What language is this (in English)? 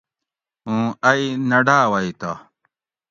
Gawri